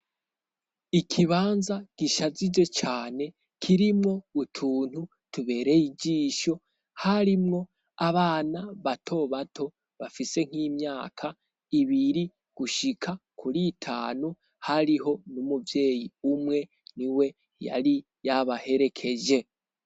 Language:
Rundi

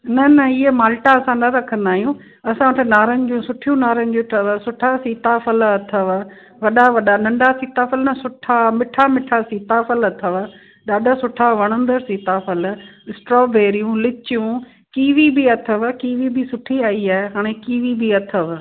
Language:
Sindhi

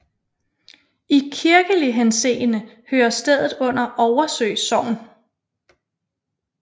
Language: Danish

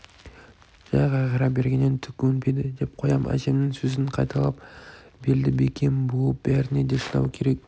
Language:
Kazakh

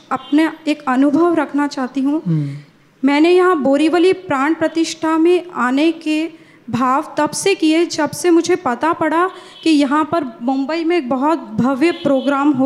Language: Gujarati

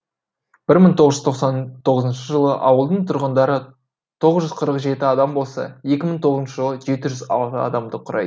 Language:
Kazakh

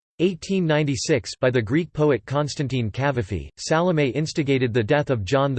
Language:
English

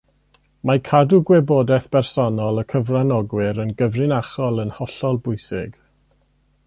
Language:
Welsh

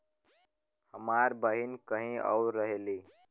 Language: Bhojpuri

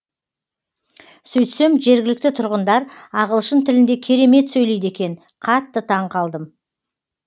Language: Kazakh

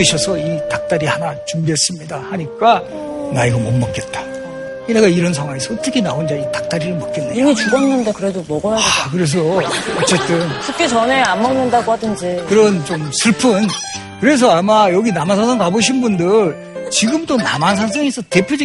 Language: Korean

